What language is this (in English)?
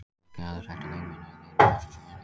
Icelandic